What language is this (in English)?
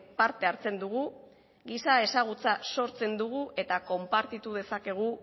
Basque